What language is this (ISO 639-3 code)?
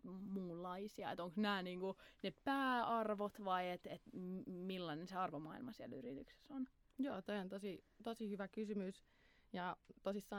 fin